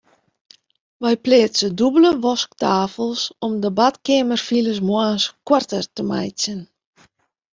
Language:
Western Frisian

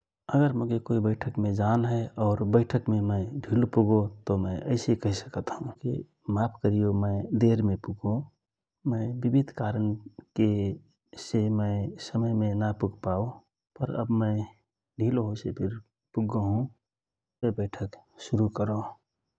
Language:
Rana Tharu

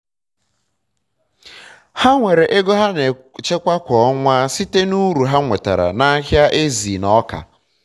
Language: Igbo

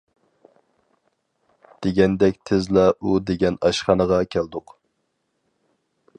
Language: Uyghur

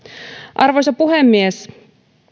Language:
Finnish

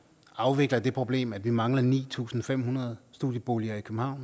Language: Danish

